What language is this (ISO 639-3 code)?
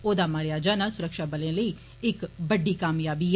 doi